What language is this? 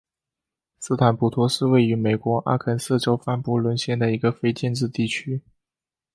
Chinese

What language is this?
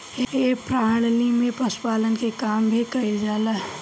Bhojpuri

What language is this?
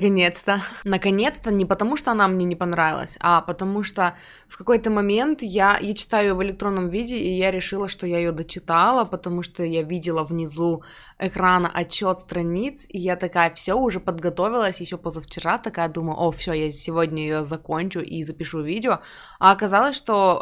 Russian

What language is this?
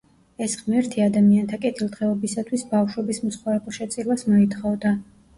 Georgian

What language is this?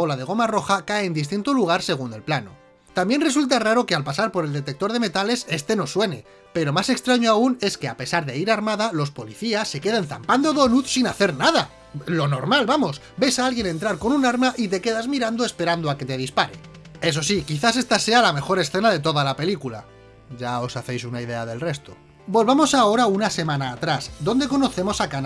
Spanish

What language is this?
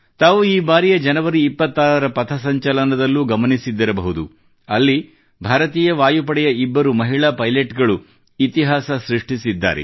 Kannada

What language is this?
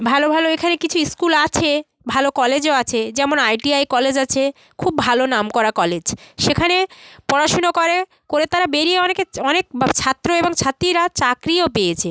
Bangla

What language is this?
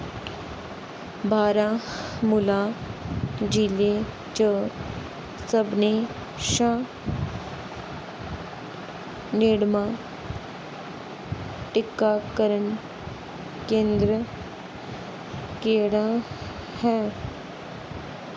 Dogri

